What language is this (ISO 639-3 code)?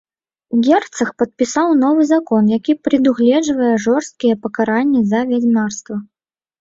bel